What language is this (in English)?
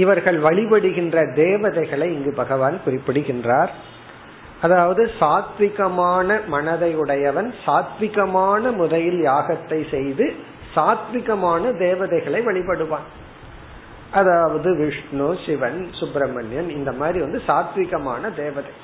Tamil